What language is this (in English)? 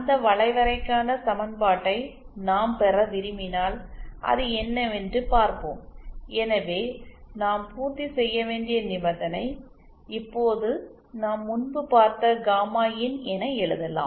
Tamil